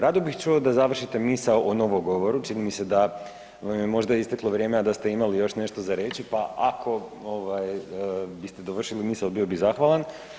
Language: Croatian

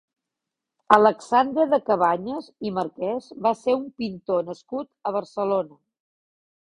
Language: Catalan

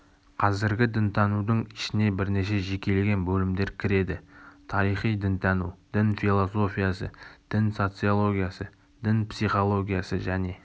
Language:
Kazakh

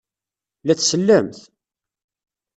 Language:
Kabyle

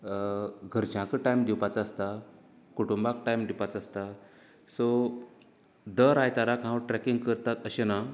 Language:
Konkani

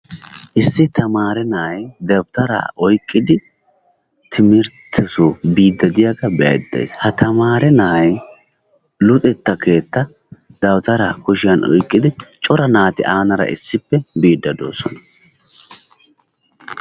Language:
Wolaytta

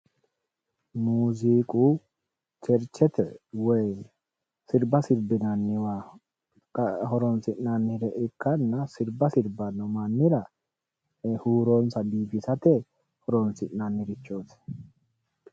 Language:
Sidamo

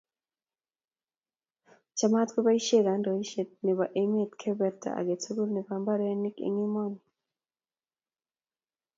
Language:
Kalenjin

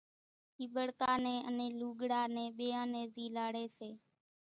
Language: Kachi Koli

